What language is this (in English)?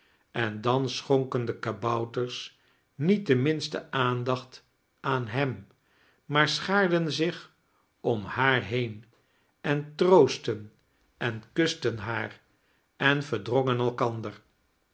Dutch